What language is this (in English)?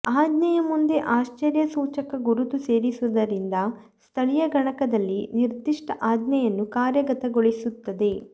Kannada